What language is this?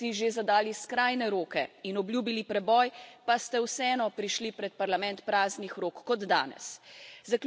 Slovenian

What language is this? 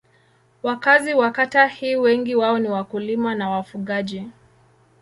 Swahili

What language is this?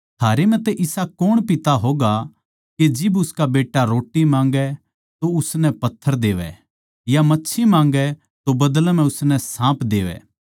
Haryanvi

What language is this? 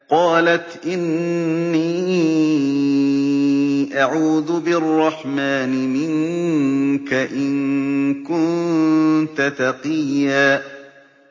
Arabic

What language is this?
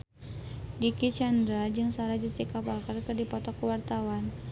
Sundanese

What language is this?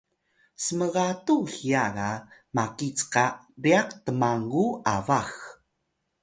Atayal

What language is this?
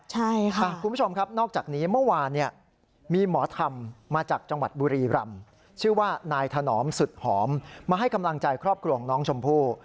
Thai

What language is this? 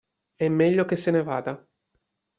Italian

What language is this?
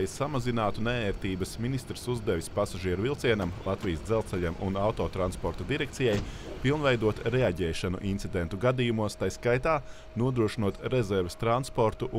Latvian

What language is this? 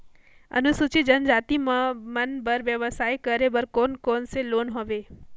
Chhattisgarhi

